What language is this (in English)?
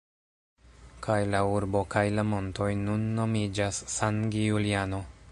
Esperanto